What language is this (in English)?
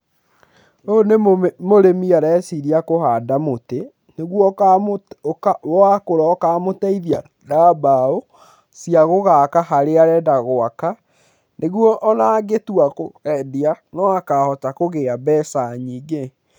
Kikuyu